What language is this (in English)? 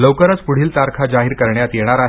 Marathi